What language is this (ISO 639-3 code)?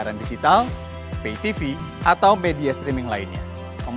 ind